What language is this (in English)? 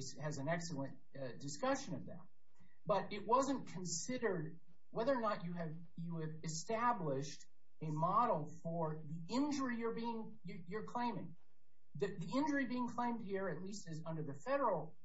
English